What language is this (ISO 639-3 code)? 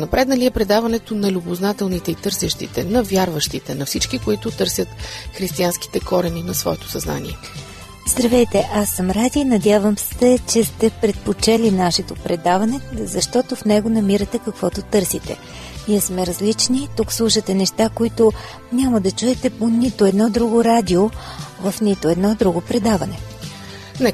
bul